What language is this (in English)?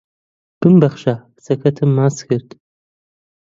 Central Kurdish